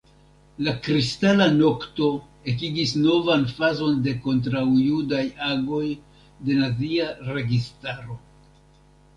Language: Esperanto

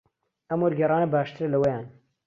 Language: Central Kurdish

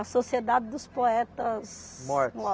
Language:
Portuguese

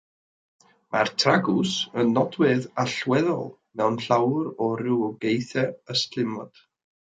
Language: Welsh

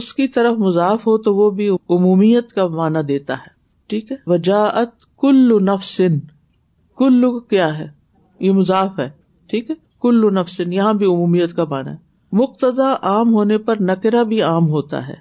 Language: Urdu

